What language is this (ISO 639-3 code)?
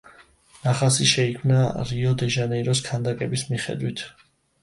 kat